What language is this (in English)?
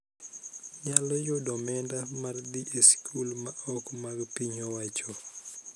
Luo (Kenya and Tanzania)